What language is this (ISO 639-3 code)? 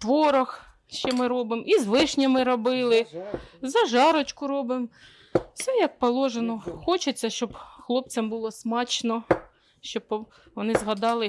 ukr